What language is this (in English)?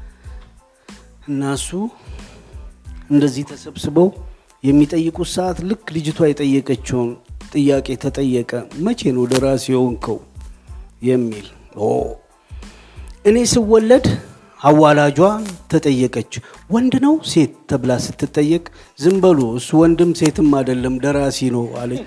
Amharic